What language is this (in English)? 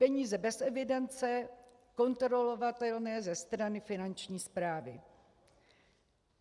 Czech